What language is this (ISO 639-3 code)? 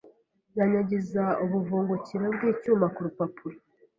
kin